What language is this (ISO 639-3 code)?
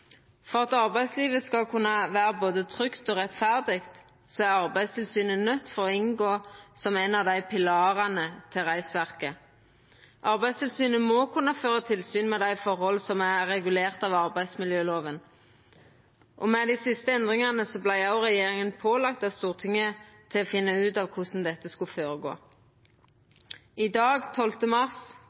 nno